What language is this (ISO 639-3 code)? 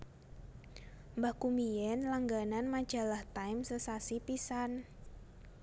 jav